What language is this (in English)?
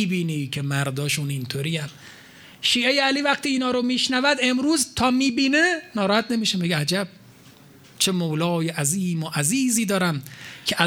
Persian